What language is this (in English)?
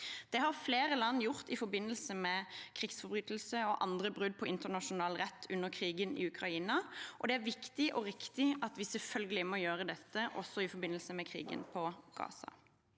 Norwegian